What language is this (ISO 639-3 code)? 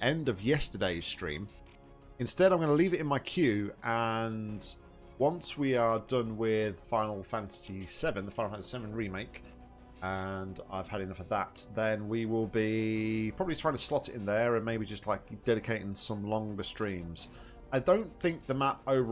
eng